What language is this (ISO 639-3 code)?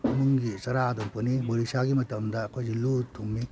mni